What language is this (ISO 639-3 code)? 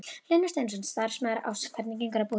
isl